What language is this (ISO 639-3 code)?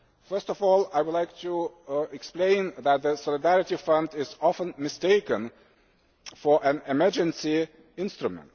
eng